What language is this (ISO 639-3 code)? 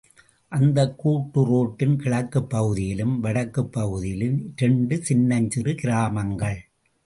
tam